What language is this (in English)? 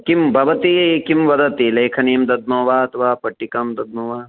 Sanskrit